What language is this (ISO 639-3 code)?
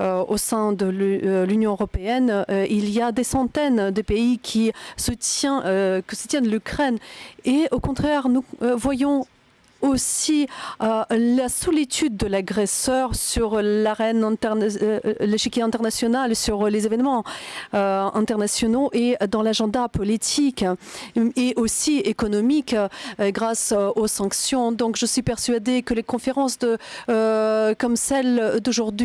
fra